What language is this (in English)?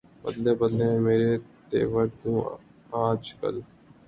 Urdu